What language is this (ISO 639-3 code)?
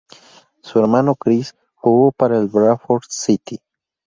spa